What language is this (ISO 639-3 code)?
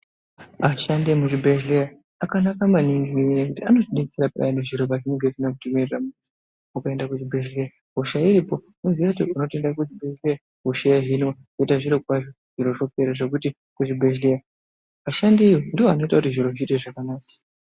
ndc